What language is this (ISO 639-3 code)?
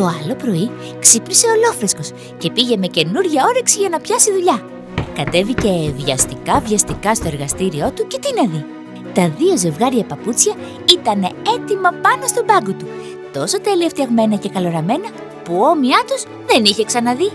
ell